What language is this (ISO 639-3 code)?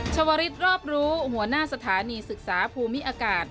tha